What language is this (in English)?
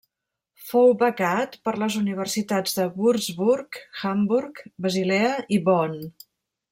Catalan